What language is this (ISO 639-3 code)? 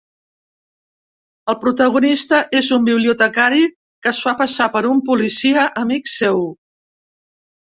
cat